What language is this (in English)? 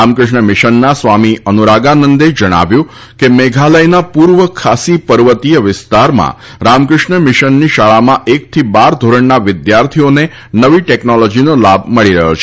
Gujarati